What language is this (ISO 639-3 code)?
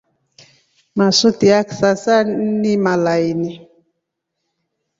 rof